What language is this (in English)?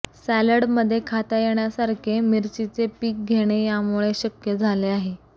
Marathi